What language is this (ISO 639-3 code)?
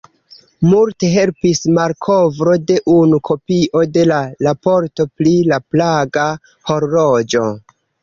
epo